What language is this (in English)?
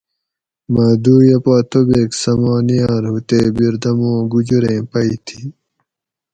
Gawri